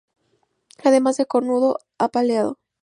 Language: Spanish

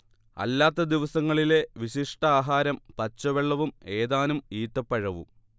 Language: Malayalam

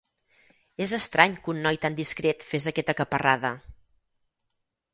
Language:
Catalan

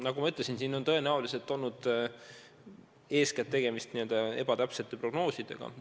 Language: Estonian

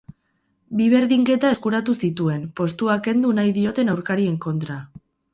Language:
Basque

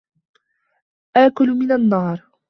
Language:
Arabic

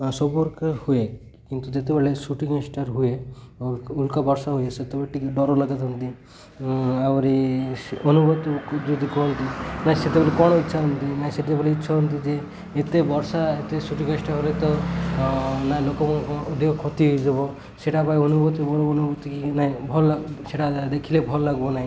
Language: Odia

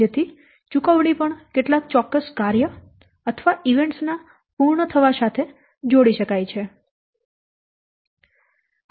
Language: Gujarati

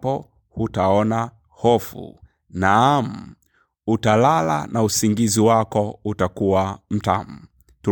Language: Swahili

